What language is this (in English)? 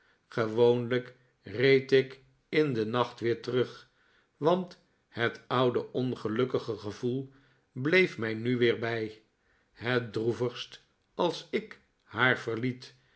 Dutch